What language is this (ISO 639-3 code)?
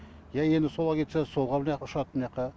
kaz